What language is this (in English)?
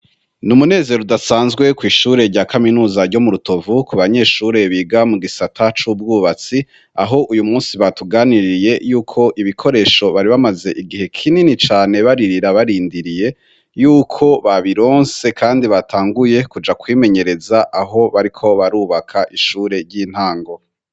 Rundi